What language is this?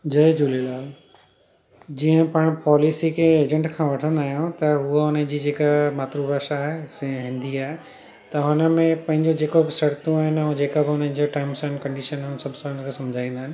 Sindhi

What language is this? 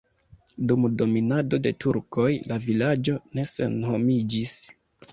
Esperanto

